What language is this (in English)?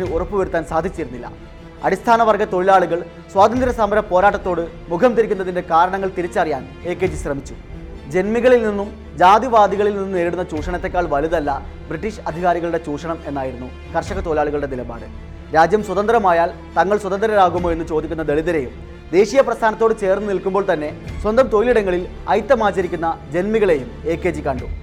Malayalam